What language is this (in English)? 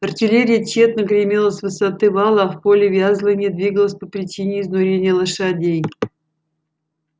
Russian